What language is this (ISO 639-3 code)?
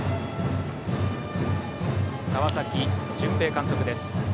jpn